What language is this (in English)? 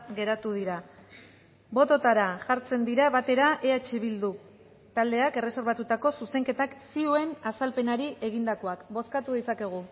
Basque